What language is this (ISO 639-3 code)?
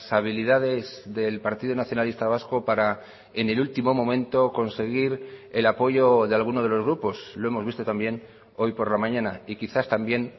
spa